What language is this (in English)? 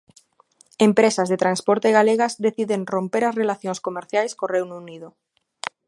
Galician